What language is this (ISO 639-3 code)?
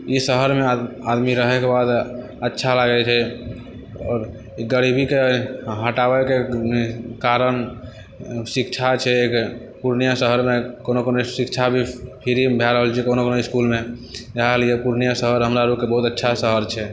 mai